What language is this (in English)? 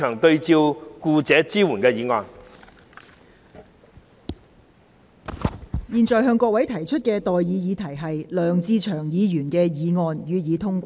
Cantonese